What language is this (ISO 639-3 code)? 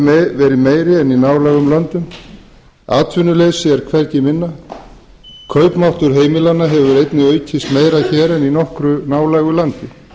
isl